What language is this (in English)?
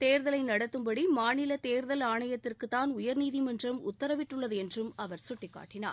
Tamil